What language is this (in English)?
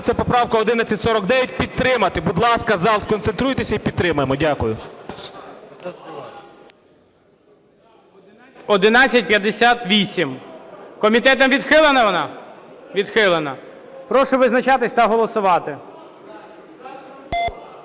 Ukrainian